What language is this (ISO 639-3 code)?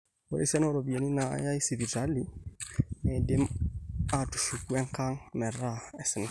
mas